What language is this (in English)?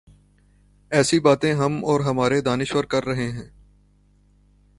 Urdu